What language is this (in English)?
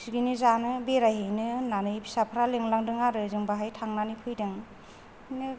Bodo